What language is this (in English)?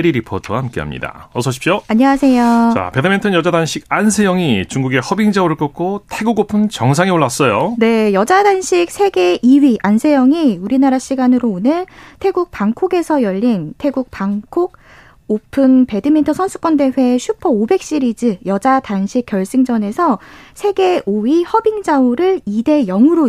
Korean